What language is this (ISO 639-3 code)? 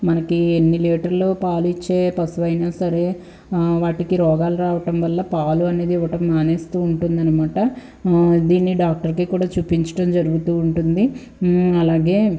tel